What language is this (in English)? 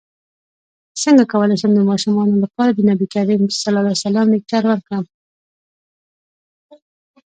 Pashto